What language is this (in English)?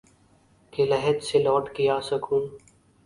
Urdu